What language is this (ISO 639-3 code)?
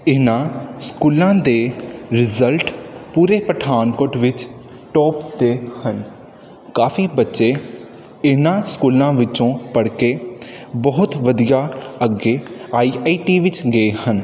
pan